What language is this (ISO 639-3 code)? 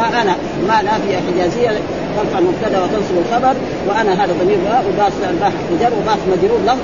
ara